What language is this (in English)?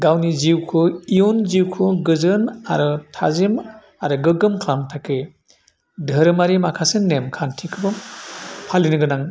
Bodo